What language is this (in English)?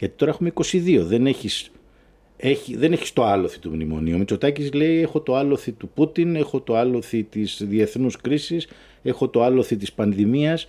Greek